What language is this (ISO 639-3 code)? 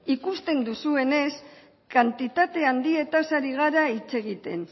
eus